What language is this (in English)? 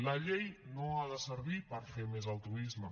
Catalan